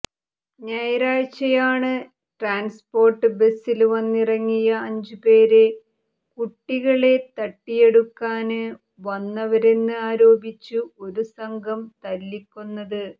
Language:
Malayalam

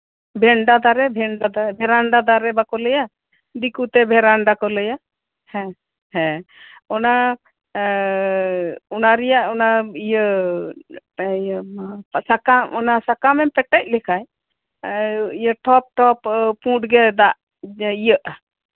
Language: Santali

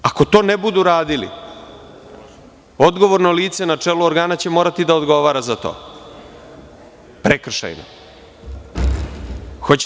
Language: Serbian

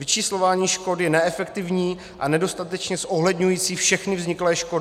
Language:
Czech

